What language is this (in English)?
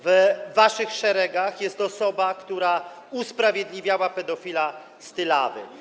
Polish